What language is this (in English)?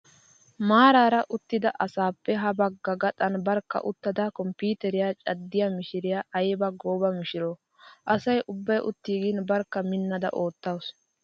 Wolaytta